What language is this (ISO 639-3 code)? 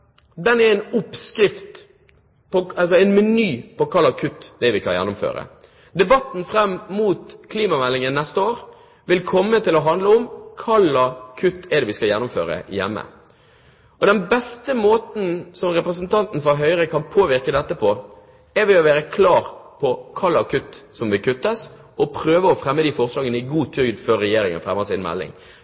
nob